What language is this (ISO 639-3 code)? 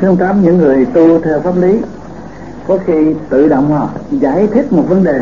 vie